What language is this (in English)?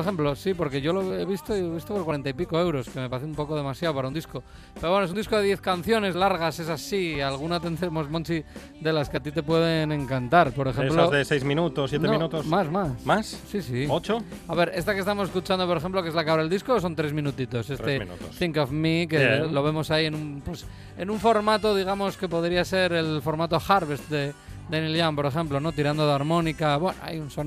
Spanish